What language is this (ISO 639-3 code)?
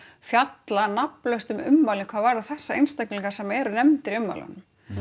isl